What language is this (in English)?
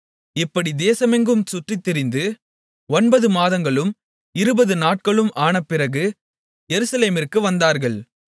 Tamil